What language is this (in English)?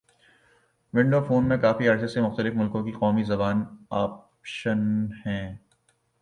Urdu